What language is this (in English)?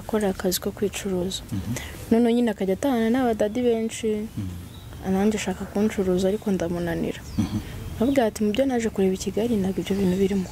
French